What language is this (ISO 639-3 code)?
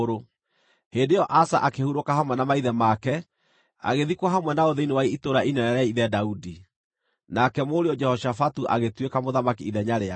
kik